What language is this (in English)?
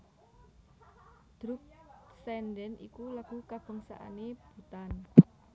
Javanese